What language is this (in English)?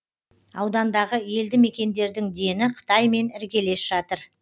Kazakh